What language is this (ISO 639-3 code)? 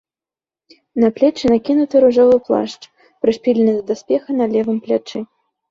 bel